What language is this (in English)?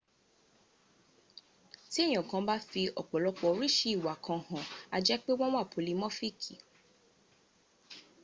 Yoruba